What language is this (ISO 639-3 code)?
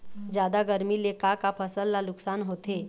hne